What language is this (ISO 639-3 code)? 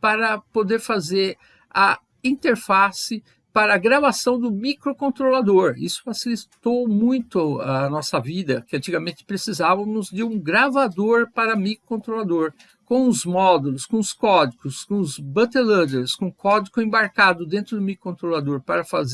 por